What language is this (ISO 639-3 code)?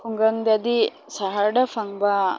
mni